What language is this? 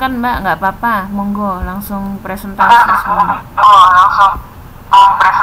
Indonesian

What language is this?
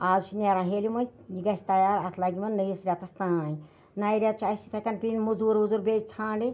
Kashmiri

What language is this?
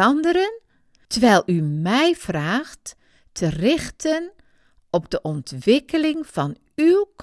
Dutch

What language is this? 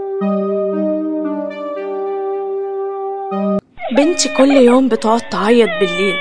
Arabic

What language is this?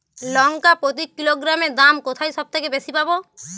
Bangla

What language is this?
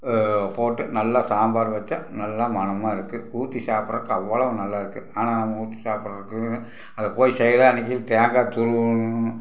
Tamil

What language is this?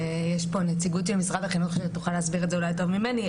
Hebrew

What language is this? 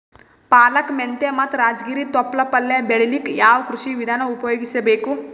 Kannada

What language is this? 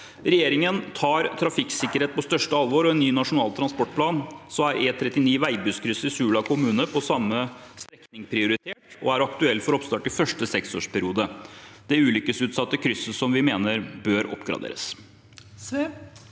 Norwegian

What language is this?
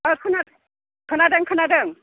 Bodo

